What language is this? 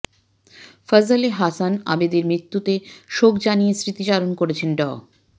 Bangla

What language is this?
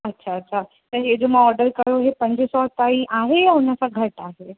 Sindhi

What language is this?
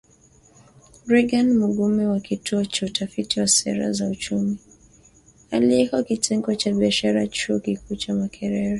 Swahili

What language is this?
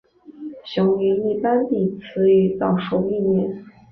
Chinese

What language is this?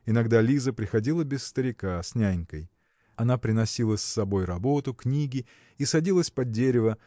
Russian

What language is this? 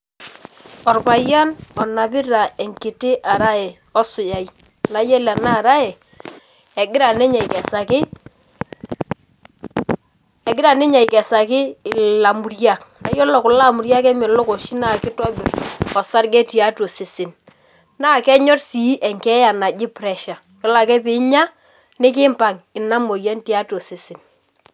Masai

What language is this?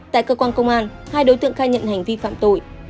Vietnamese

